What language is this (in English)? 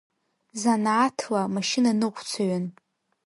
Abkhazian